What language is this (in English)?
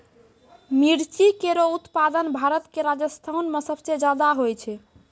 Maithili